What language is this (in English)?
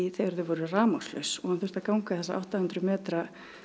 Icelandic